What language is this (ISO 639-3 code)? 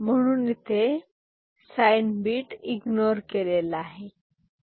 mar